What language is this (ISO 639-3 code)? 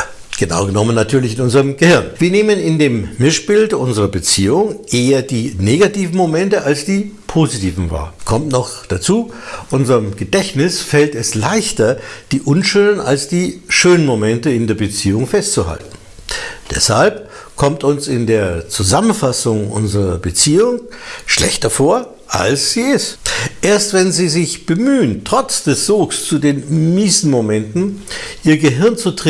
deu